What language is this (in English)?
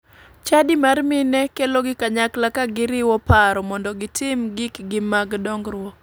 Luo (Kenya and Tanzania)